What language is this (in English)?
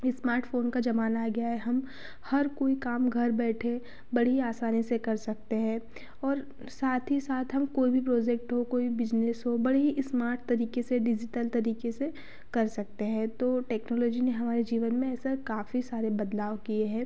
Hindi